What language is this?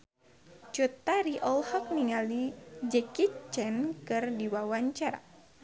Sundanese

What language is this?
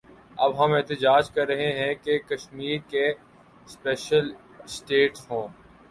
Urdu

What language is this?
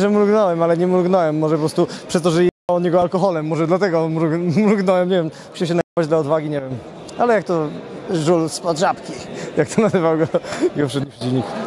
Polish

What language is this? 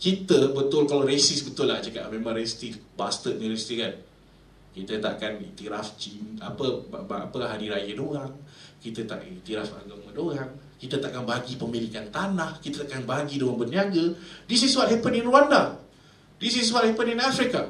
Malay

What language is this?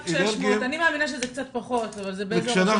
Hebrew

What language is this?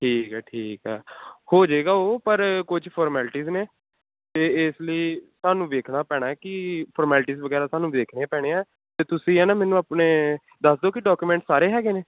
Punjabi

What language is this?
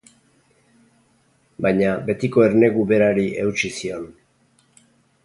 Basque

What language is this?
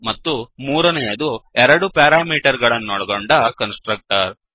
Kannada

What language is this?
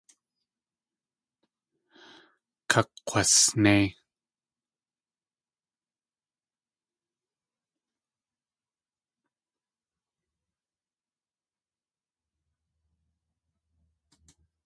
Tlingit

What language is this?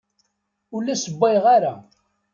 Kabyle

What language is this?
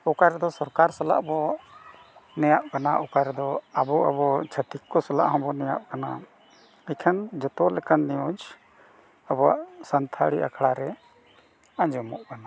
Santali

